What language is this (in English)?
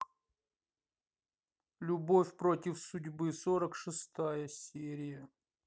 Russian